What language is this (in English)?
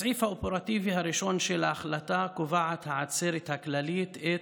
Hebrew